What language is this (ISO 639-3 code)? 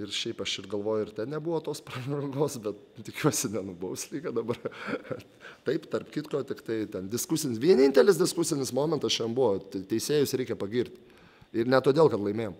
lit